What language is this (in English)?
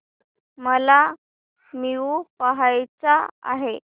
Marathi